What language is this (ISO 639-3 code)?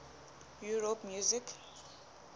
sot